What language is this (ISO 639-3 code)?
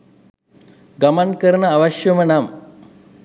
sin